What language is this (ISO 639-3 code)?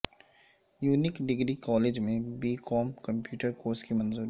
urd